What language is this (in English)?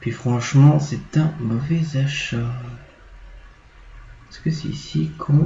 French